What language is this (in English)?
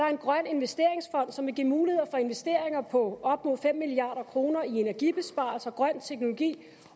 Danish